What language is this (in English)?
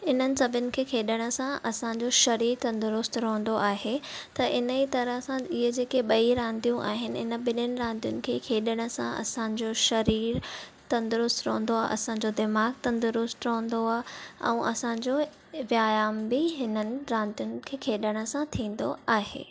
Sindhi